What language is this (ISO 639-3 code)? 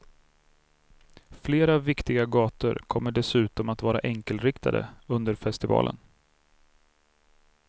swe